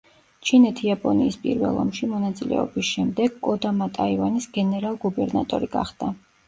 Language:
Georgian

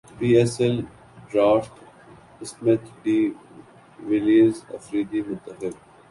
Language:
Urdu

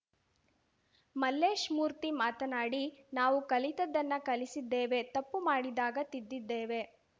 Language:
Kannada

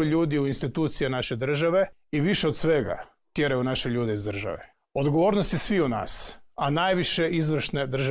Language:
Croatian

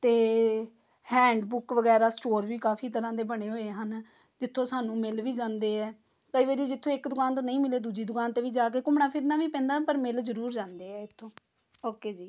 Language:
Punjabi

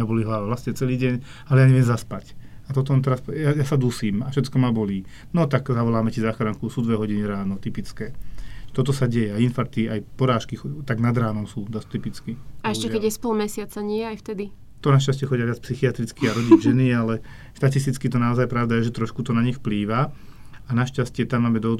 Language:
Slovak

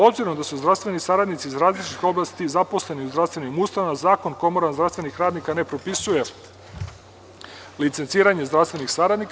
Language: Serbian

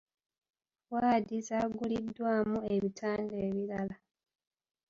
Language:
Ganda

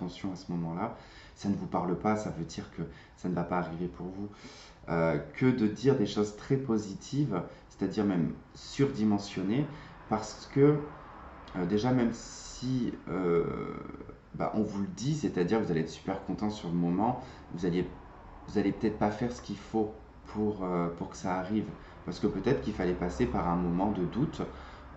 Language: French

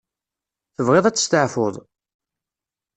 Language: Kabyle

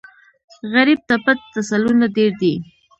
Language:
Pashto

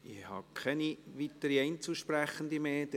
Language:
Swiss German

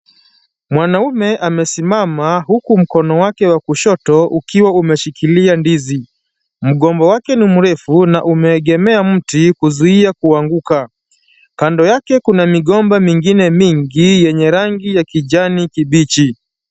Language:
Swahili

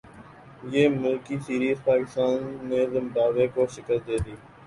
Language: Urdu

